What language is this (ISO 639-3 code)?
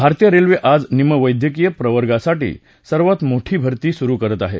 mar